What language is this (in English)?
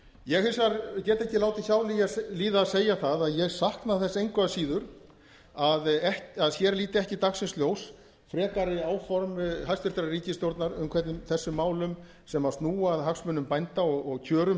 Icelandic